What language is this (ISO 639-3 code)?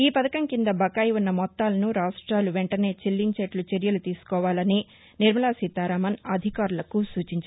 tel